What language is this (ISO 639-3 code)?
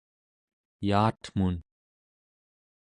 esu